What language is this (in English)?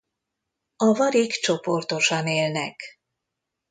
Hungarian